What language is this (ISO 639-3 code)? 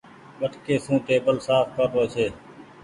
gig